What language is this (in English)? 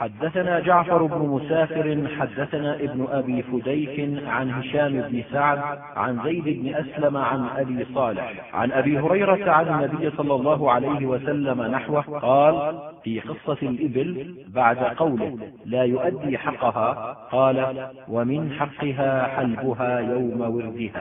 Arabic